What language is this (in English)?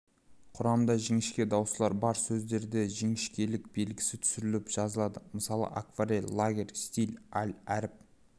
Kazakh